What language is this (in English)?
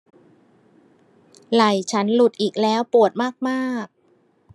Thai